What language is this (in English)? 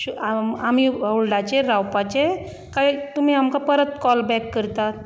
Konkani